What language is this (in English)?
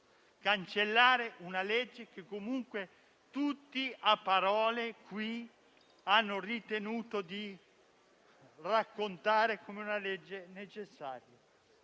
Italian